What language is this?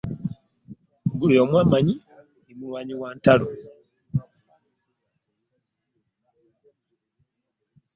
Ganda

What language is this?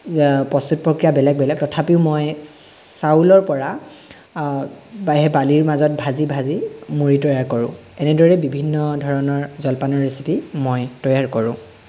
Assamese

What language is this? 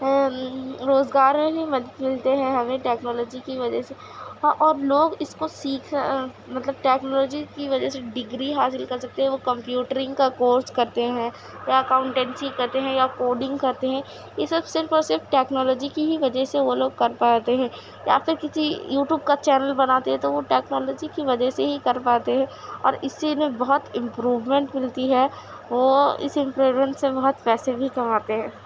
Urdu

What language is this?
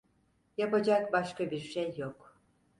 Turkish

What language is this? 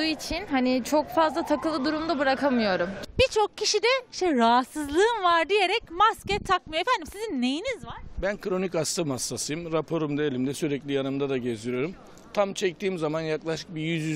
Turkish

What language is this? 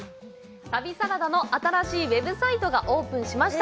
Japanese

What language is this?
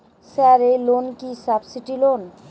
Bangla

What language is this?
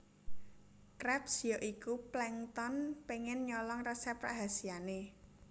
Javanese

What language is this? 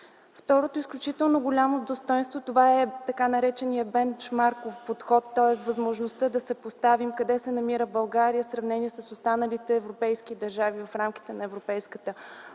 Bulgarian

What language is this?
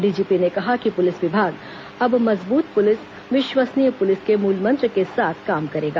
Hindi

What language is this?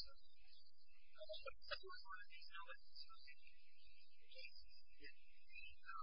English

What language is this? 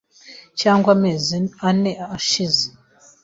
Kinyarwanda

